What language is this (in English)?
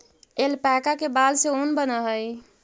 Magahi